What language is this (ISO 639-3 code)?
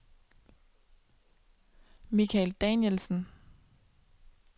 dan